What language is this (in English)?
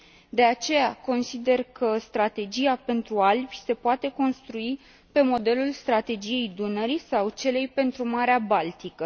Romanian